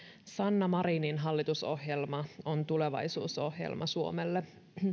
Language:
Finnish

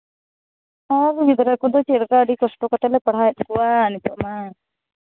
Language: Santali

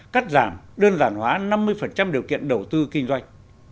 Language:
Vietnamese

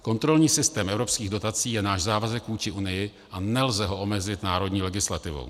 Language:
Czech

